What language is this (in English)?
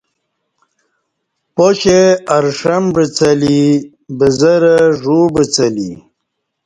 Kati